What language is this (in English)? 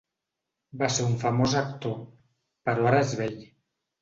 Catalan